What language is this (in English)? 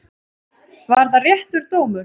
Icelandic